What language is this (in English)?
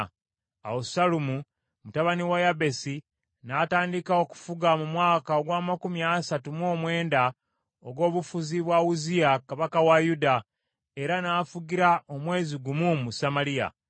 Ganda